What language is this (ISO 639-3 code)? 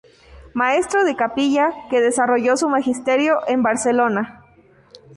spa